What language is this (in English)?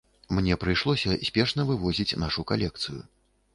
Belarusian